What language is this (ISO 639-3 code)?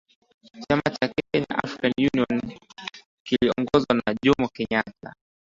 swa